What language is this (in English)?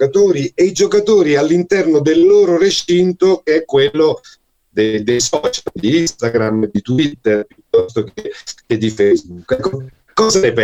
Italian